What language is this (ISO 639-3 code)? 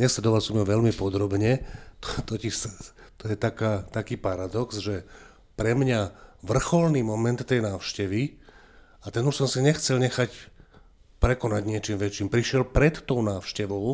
slk